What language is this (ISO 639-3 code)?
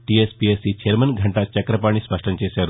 tel